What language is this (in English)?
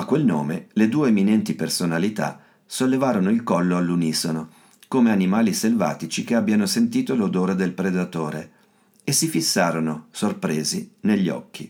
Italian